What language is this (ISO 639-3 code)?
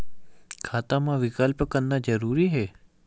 hne